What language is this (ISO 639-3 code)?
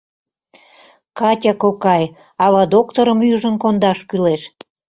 chm